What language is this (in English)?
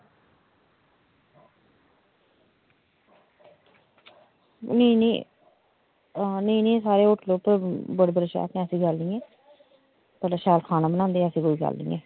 Dogri